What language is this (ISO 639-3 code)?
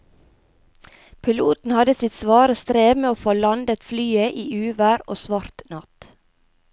nor